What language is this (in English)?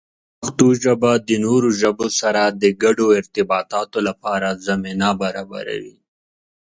Pashto